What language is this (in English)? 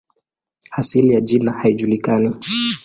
Swahili